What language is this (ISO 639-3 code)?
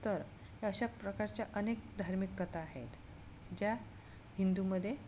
mar